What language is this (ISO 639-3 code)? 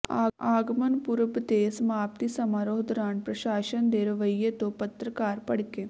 pan